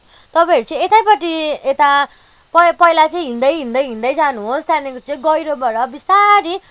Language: Nepali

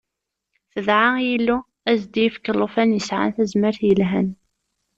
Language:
Kabyle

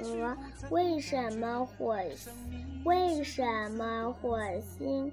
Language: Chinese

